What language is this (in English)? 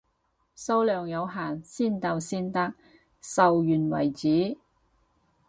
Cantonese